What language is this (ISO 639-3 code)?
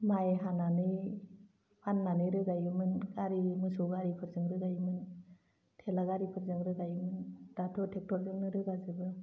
brx